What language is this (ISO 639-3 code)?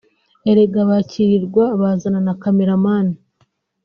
kin